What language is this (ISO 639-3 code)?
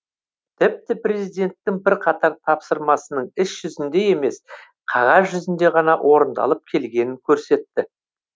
kaz